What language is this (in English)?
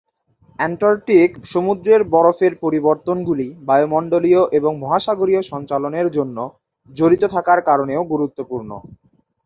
Bangla